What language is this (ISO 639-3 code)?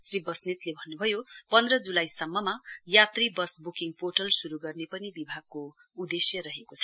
nep